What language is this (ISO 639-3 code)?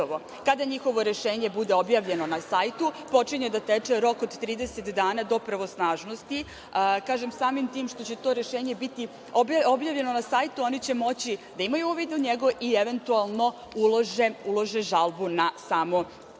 srp